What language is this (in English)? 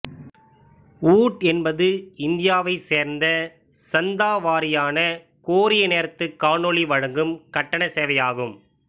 Tamil